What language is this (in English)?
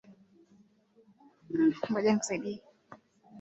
Swahili